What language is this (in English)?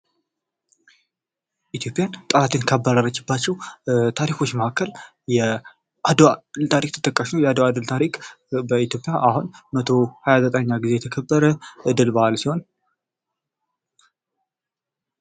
Amharic